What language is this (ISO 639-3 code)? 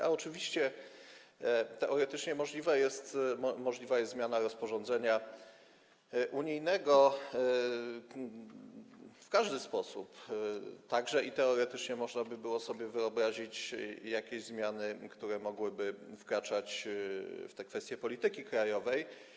pol